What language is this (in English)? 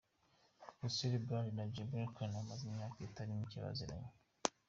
Kinyarwanda